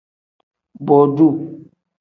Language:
Tem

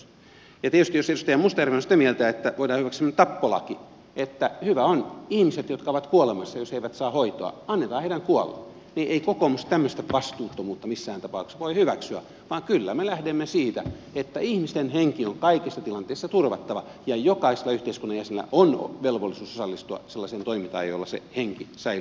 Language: Finnish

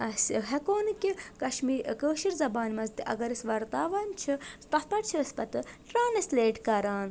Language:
Kashmiri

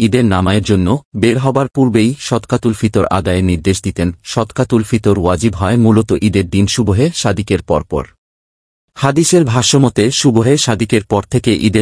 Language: Arabic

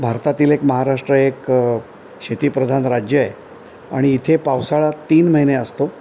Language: Marathi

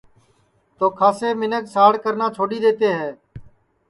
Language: Sansi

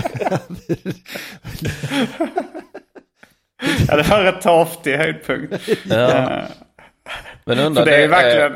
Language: Swedish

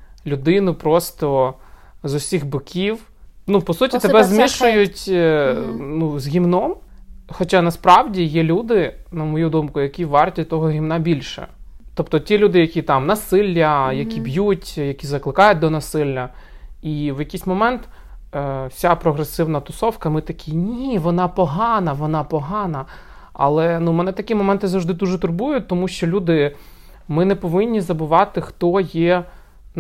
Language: Ukrainian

